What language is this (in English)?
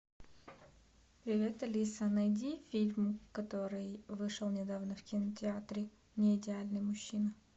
Russian